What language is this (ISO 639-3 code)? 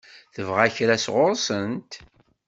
kab